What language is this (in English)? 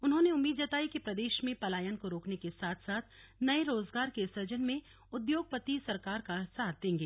Hindi